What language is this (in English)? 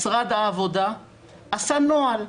Hebrew